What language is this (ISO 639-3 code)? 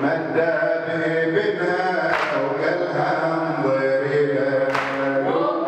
ara